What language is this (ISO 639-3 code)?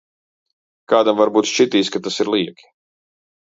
lav